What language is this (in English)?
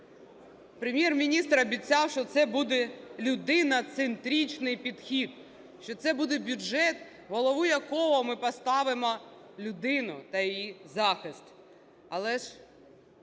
Ukrainian